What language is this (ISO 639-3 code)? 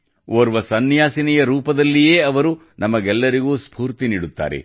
kan